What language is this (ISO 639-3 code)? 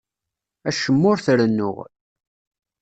kab